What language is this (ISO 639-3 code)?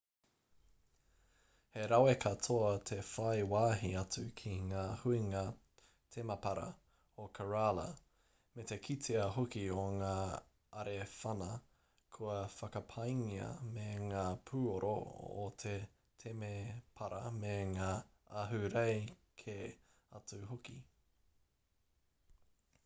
mri